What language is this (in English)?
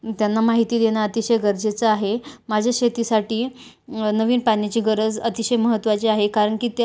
Marathi